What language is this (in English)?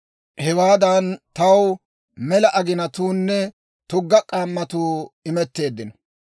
Dawro